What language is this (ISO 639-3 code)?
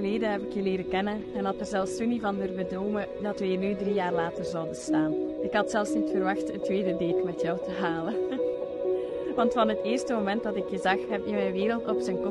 nld